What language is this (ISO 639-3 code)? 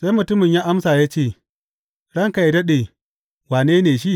hau